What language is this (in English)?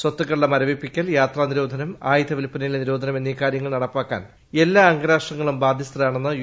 Malayalam